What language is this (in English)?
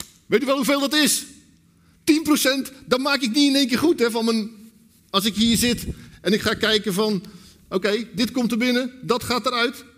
Dutch